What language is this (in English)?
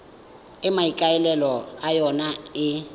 Tswana